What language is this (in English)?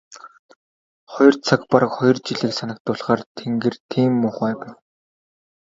Mongolian